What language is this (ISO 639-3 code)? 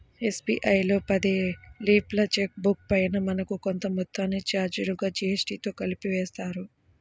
tel